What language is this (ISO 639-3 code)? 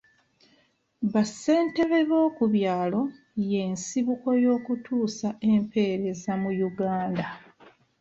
lug